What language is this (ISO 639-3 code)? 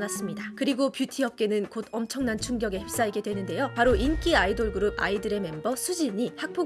kor